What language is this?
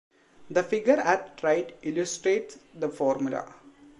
English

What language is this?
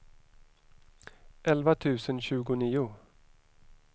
Swedish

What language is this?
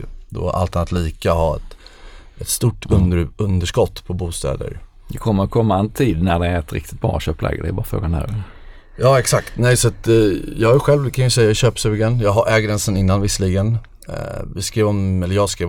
Swedish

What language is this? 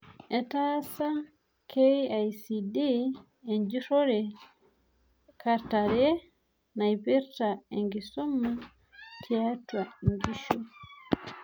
Masai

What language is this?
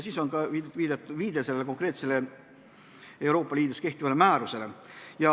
Estonian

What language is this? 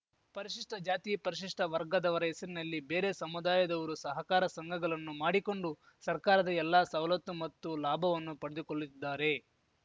Kannada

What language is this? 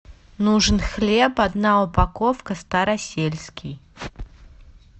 Russian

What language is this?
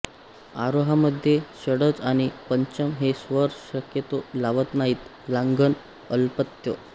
Marathi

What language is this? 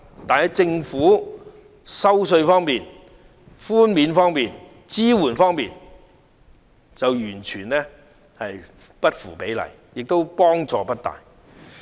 Cantonese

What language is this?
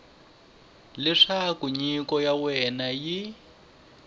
Tsonga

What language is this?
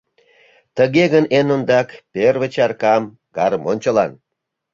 Mari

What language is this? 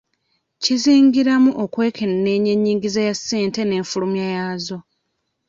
Ganda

